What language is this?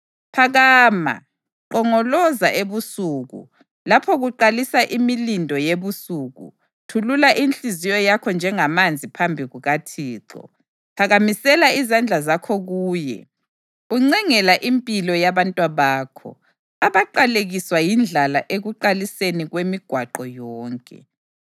North Ndebele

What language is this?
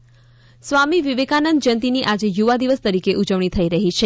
Gujarati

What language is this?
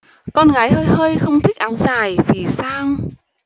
Vietnamese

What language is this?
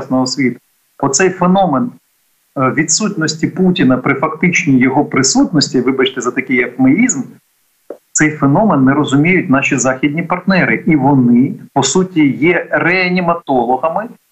Ukrainian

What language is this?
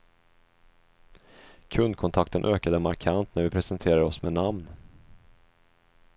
Swedish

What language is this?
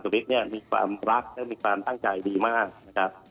Thai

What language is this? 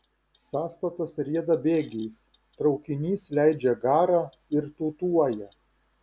Lithuanian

